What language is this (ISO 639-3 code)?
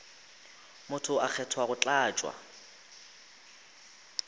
nso